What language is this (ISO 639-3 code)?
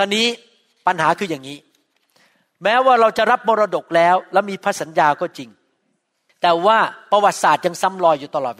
tha